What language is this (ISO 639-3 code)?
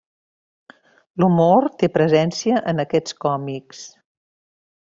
cat